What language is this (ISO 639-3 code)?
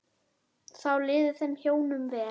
isl